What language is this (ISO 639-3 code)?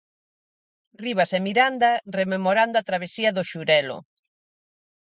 glg